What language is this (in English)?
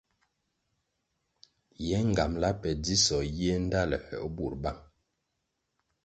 Kwasio